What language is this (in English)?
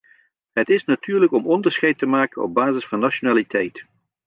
Dutch